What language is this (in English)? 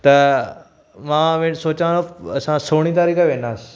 Sindhi